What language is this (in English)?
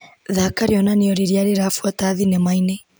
Kikuyu